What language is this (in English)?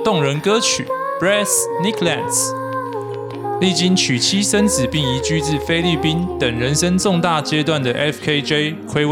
Chinese